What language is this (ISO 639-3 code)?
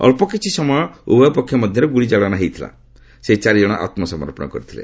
ori